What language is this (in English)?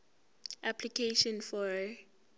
Zulu